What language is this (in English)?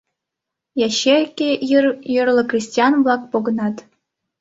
Mari